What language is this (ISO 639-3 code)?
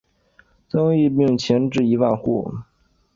zho